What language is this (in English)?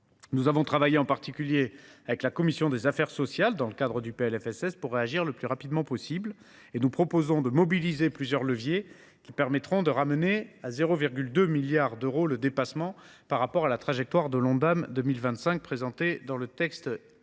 French